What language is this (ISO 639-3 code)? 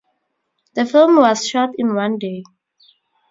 eng